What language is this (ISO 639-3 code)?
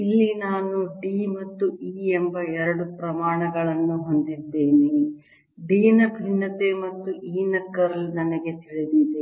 kan